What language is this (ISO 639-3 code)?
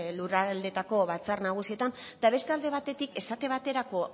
eus